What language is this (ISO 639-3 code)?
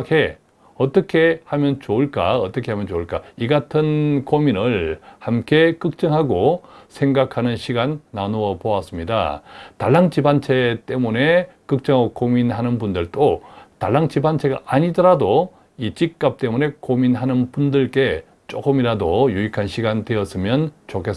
kor